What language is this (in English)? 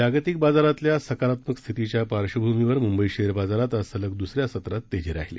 Marathi